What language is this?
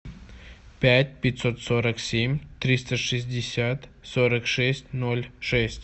Russian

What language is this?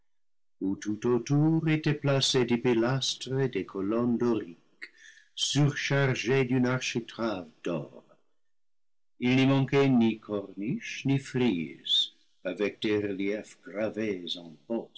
French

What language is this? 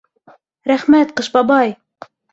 Bashkir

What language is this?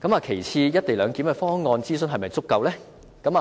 Cantonese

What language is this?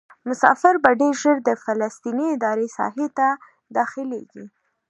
Pashto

